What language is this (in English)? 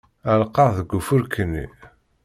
Kabyle